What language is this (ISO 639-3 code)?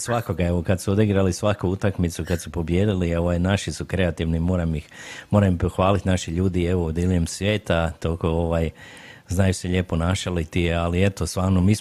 hrv